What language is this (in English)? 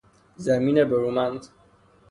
Persian